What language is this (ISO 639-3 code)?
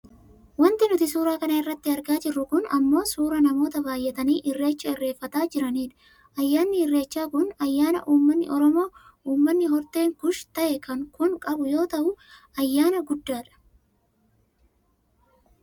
orm